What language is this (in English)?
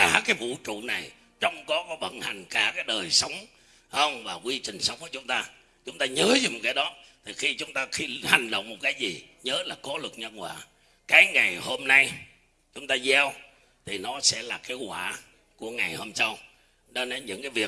Vietnamese